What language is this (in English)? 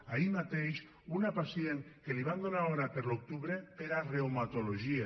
Catalan